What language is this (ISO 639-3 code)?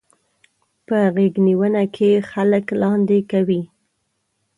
pus